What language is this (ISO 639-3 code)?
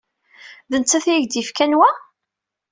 kab